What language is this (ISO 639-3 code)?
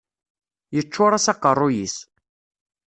kab